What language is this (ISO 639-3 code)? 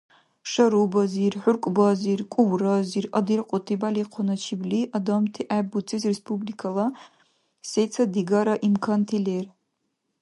dar